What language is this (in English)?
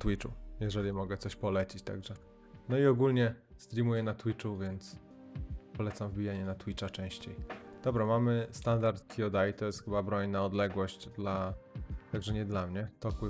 Polish